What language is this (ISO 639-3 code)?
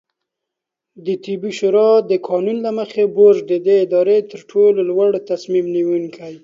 pus